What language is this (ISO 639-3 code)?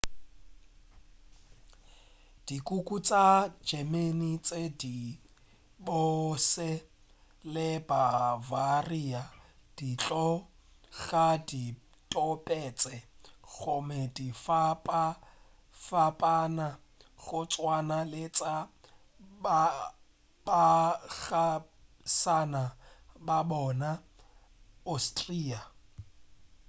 nso